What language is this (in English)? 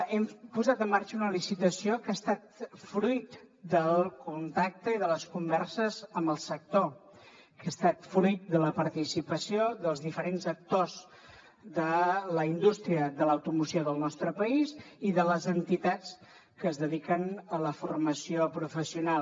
Catalan